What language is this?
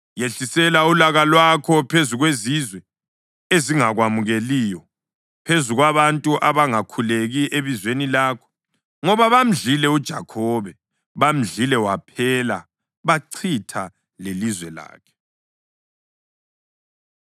North Ndebele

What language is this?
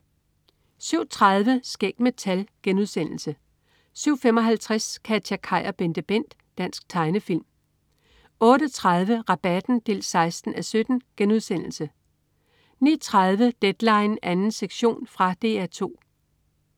Danish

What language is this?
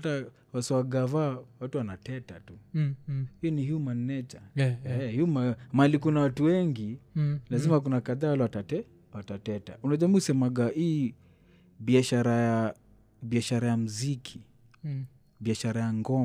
Swahili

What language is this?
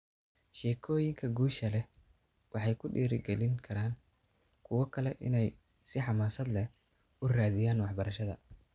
Somali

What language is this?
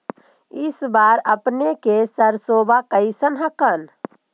Magahi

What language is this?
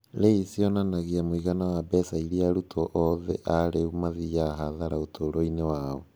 Kikuyu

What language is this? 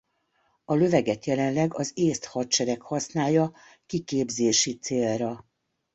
Hungarian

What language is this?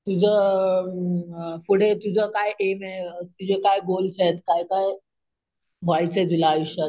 Marathi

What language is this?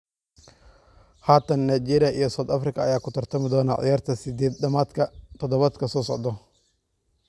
Somali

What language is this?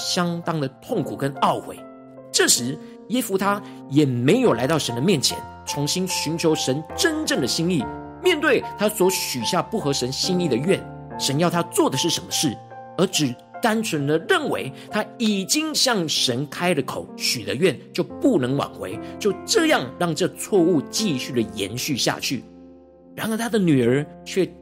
Chinese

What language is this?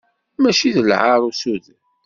Kabyle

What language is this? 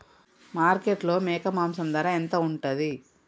Telugu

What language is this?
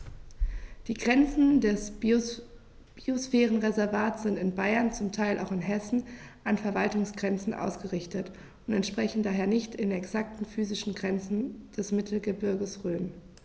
German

